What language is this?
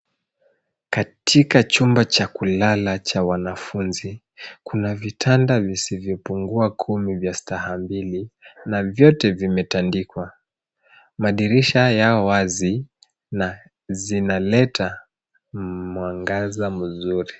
Swahili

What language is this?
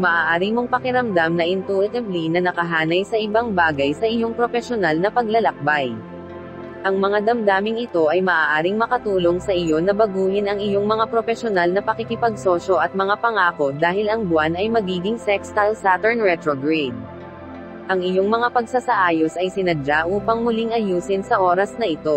Filipino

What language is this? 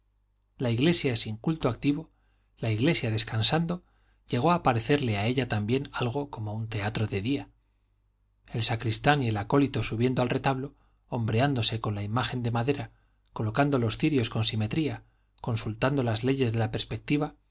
Spanish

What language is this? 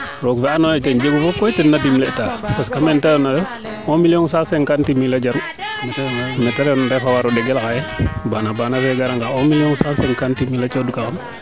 Serer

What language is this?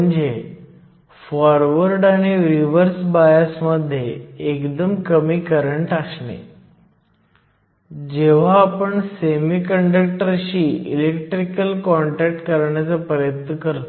Marathi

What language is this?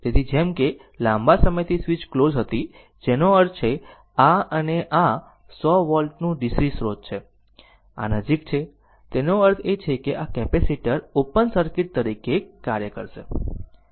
Gujarati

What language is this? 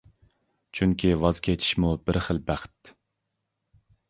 Uyghur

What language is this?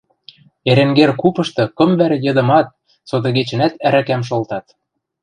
Western Mari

